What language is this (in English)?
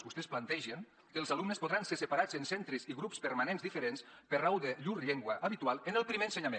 Catalan